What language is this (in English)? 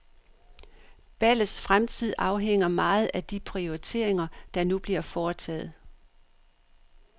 Danish